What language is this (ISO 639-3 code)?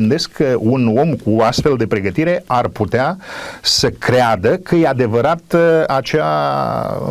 ron